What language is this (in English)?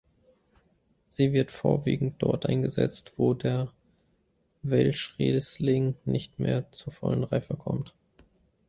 German